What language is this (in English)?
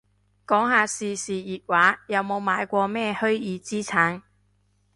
Cantonese